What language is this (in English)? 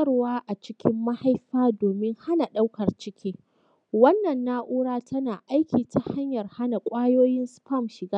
Hausa